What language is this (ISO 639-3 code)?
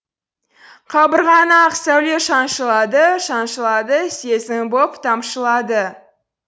kaz